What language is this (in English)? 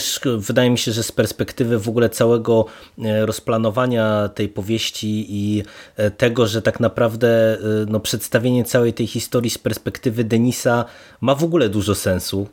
Polish